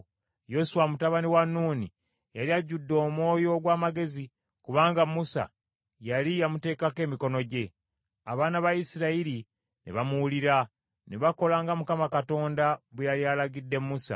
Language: Ganda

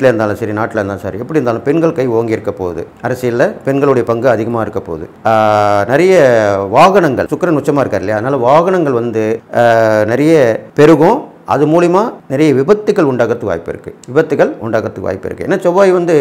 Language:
Tamil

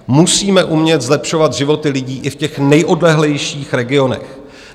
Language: Czech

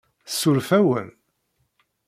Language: Kabyle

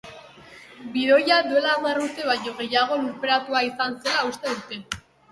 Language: Basque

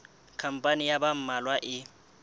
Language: Southern Sotho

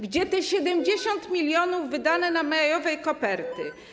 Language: Polish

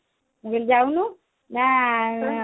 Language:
Odia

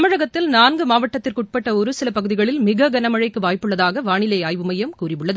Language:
Tamil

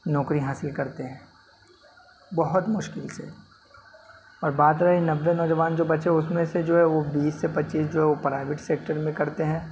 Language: Urdu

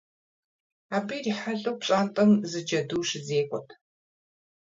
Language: Kabardian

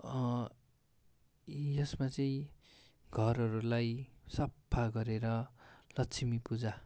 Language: Nepali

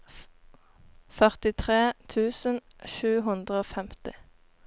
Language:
Norwegian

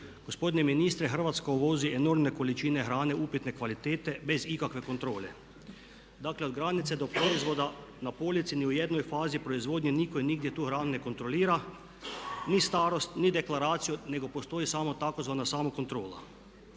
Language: Croatian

